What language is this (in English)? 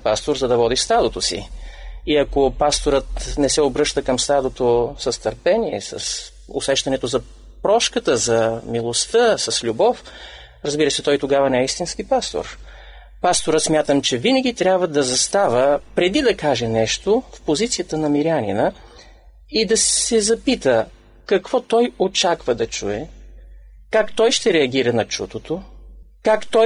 Bulgarian